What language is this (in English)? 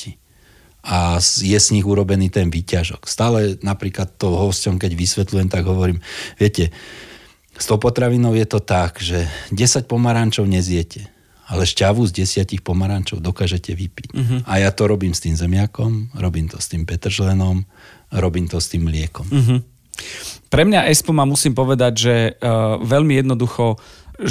Slovak